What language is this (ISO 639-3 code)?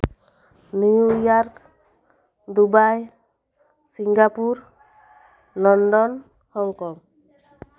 sat